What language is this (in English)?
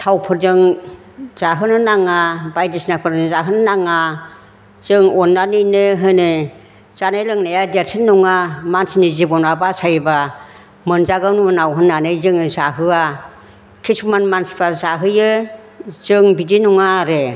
Bodo